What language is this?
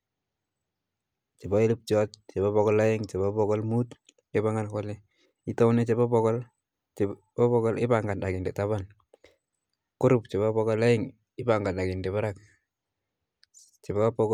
Kalenjin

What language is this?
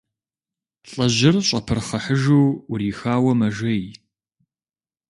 Kabardian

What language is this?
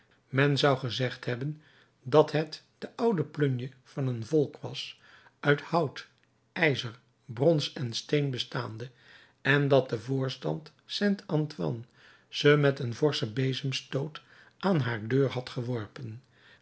Dutch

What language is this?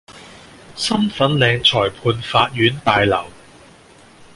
Cantonese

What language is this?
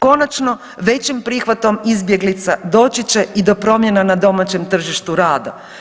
Croatian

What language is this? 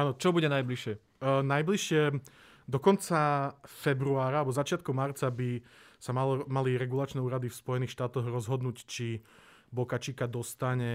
Slovak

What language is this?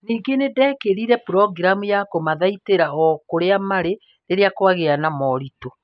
Kikuyu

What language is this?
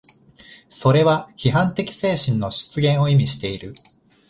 Japanese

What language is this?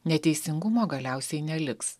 Lithuanian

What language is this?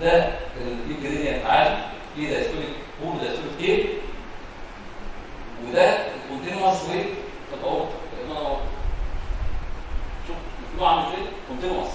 Arabic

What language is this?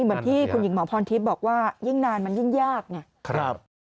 Thai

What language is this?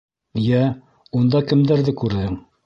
Bashkir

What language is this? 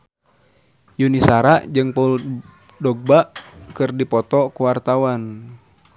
Sundanese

